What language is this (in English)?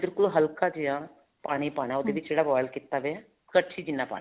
Punjabi